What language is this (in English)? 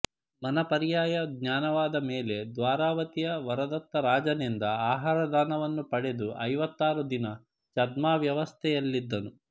Kannada